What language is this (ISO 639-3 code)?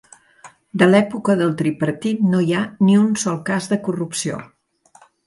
cat